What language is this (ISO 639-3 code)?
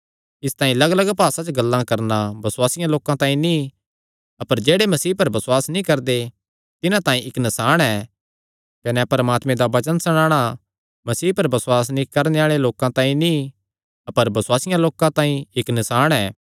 xnr